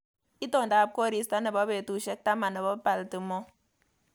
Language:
Kalenjin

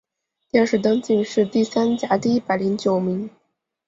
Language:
Chinese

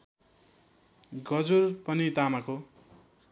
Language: Nepali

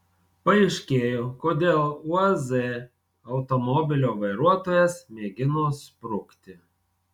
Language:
Lithuanian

